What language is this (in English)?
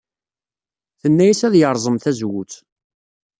Kabyle